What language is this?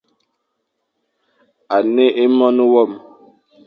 Fang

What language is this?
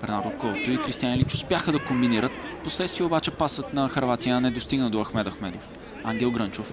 Bulgarian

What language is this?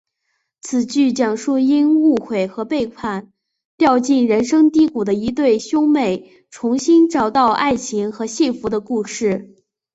Chinese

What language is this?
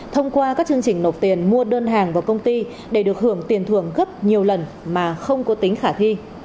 Vietnamese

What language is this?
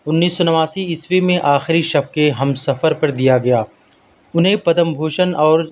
Urdu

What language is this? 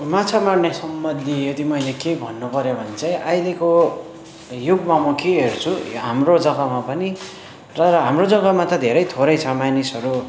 Nepali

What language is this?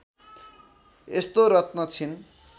Nepali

